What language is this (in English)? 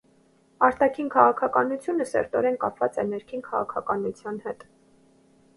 Armenian